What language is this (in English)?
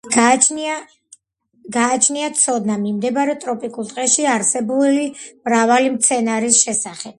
Georgian